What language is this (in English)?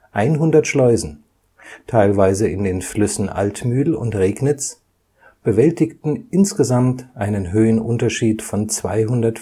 German